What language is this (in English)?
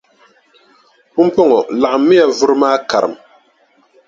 Dagbani